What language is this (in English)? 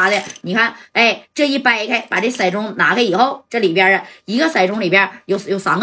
Chinese